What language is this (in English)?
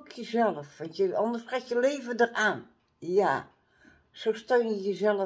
Dutch